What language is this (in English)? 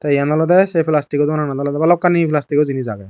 Chakma